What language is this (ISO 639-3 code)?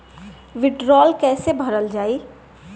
bho